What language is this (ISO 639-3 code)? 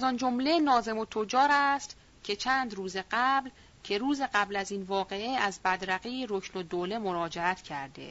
fas